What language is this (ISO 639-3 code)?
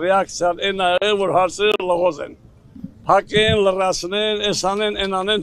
tur